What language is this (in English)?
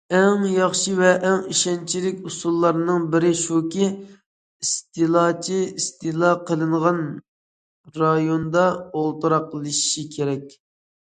Uyghur